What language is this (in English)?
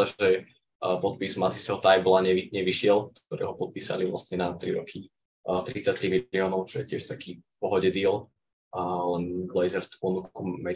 Slovak